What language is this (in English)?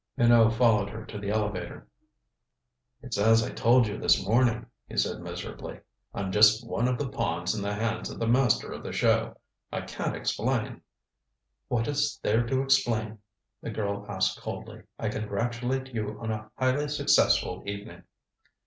English